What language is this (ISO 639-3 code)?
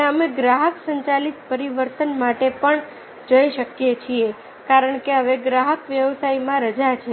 guj